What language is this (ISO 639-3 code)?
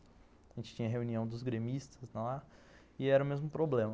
por